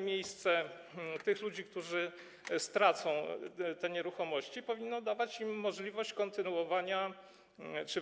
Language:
Polish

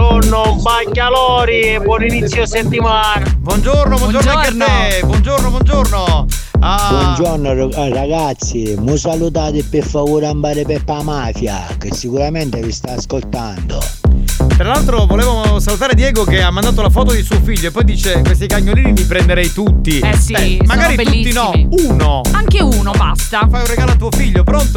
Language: Italian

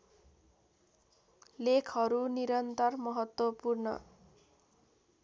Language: Nepali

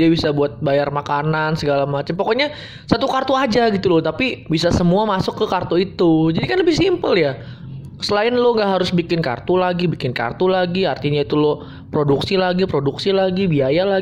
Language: Indonesian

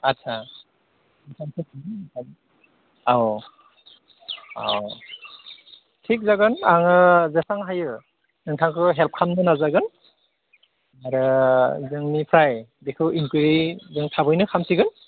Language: Bodo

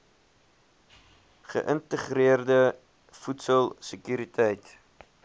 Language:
Afrikaans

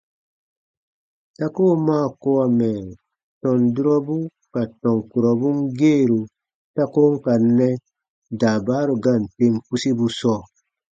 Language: Baatonum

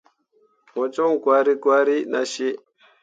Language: Mundang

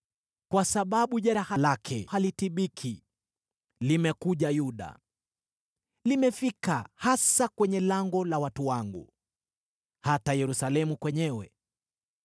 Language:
Swahili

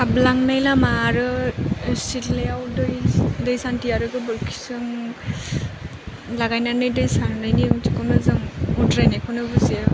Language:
Bodo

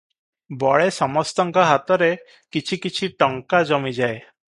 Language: Odia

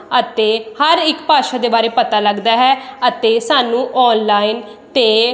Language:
Punjabi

